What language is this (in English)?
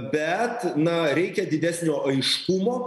Lithuanian